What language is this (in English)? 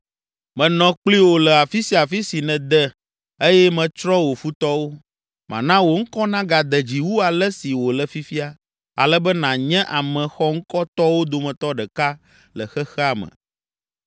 Ewe